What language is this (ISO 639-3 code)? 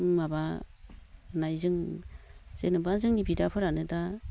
brx